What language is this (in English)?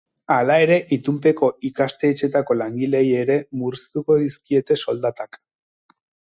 Basque